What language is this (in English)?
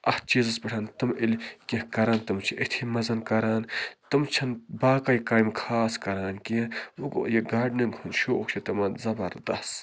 Kashmiri